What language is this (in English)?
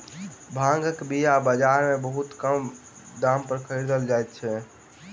Maithili